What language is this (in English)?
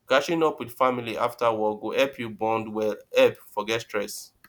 Nigerian Pidgin